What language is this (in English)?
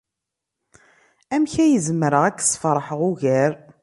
Kabyle